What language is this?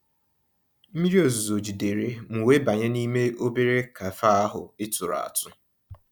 Igbo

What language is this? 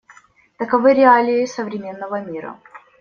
Russian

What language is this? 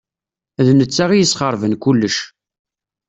Kabyle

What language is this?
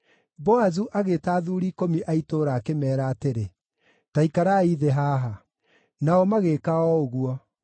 Kikuyu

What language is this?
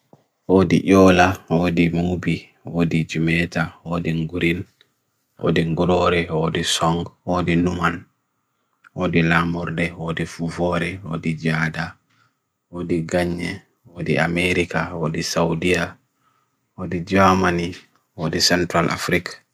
Bagirmi Fulfulde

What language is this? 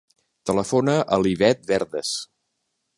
Catalan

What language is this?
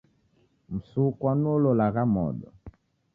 Taita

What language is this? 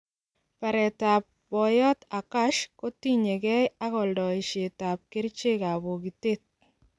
Kalenjin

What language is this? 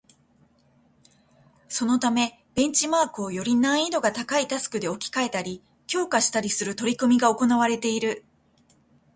Japanese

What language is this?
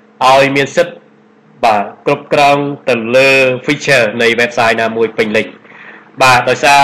Vietnamese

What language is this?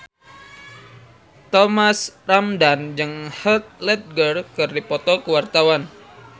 Sundanese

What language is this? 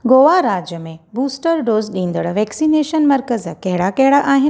Sindhi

